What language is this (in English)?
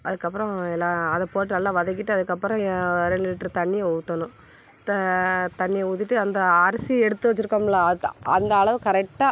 Tamil